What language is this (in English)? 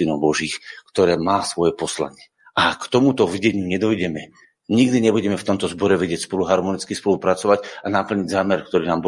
Slovak